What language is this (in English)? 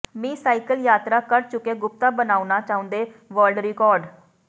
Punjabi